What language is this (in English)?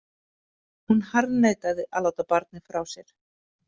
Icelandic